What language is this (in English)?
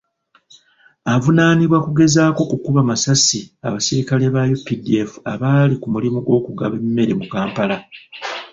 Ganda